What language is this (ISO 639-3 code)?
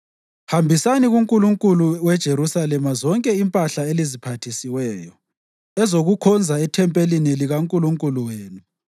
nde